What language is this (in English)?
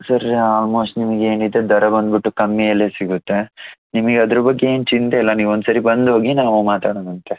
Kannada